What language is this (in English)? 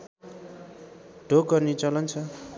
Nepali